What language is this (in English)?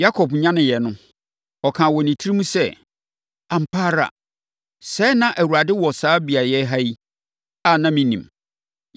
Akan